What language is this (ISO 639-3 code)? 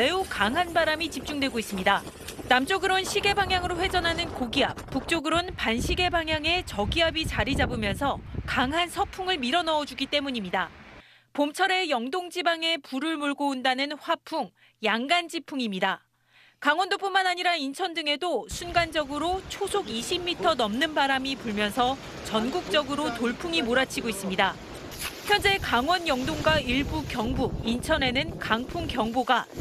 kor